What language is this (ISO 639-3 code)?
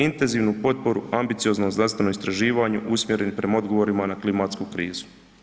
hrv